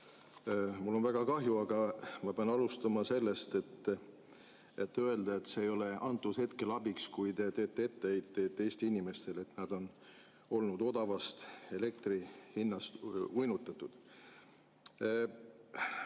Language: Estonian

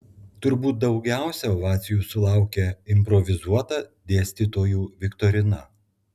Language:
Lithuanian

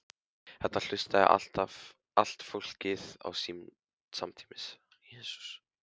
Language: Icelandic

